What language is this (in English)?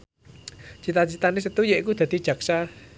Javanese